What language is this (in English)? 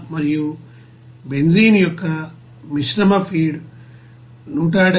Telugu